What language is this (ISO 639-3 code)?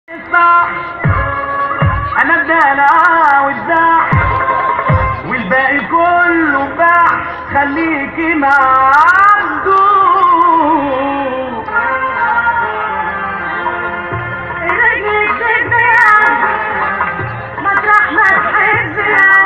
ind